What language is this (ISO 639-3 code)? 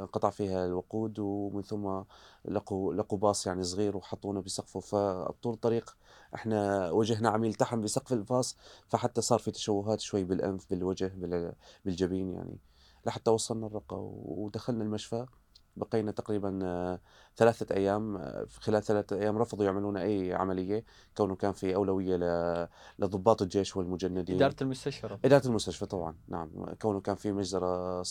ara